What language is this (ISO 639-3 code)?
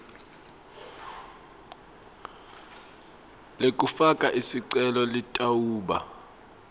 ssw